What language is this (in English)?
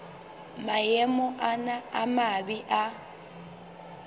Southern Sotho